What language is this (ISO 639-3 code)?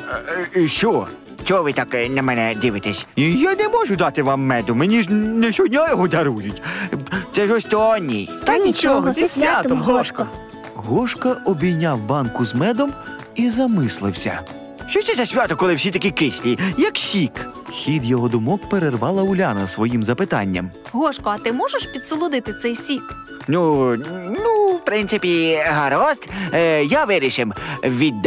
ukr